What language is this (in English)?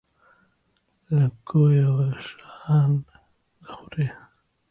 Central Kurdish